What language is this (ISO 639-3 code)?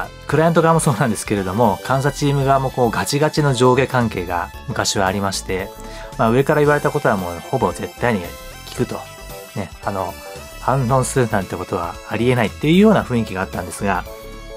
jpn